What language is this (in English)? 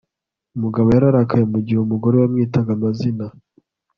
Kinyarwanda